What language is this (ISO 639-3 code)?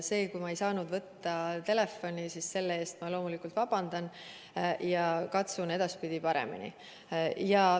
est